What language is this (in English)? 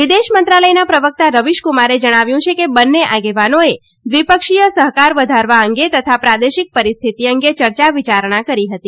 Gujarati